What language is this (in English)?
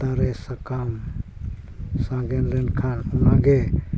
Santali